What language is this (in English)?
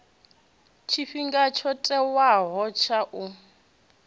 Venda